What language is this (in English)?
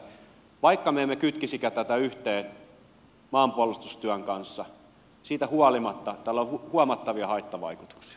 Finnish